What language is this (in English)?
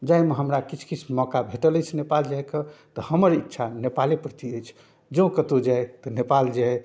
Maithili